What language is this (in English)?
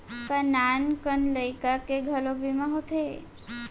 Chhattisgarhi